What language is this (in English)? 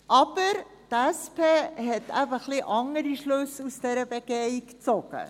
Swiss German